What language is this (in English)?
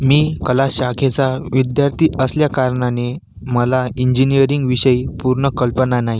Marathi